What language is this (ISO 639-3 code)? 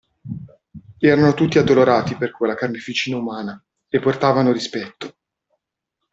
ita